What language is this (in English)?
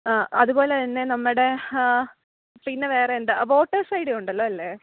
Malayalam